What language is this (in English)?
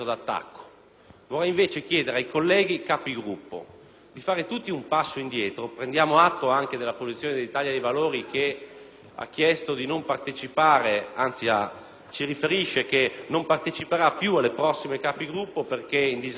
Italian